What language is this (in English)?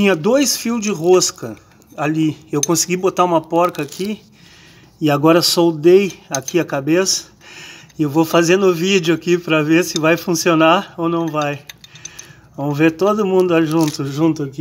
Portuguese